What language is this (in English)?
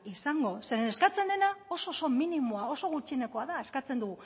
Basque